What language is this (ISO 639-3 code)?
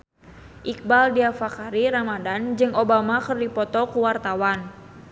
sun